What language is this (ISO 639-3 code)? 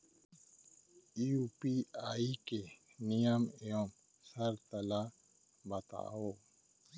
hne